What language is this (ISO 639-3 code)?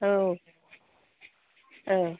brx